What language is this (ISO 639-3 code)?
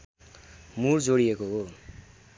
nep